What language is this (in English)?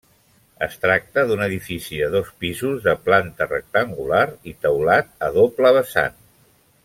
Catalan